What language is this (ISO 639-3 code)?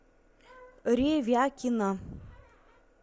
rus